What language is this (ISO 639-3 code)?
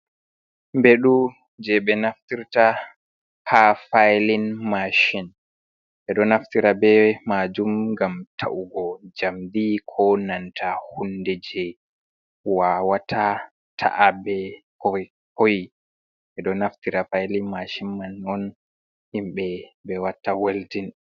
ful